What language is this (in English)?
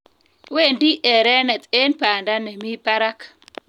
Kalenjin